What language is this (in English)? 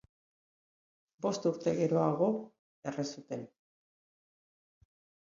Basque